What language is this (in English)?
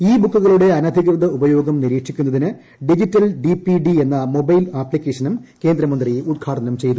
Malayalam